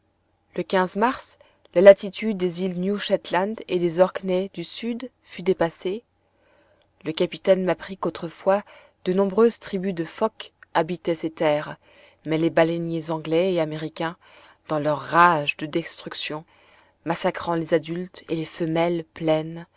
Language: French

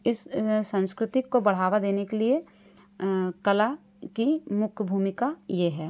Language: Hindi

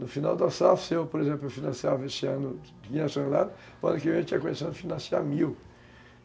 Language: Portuguese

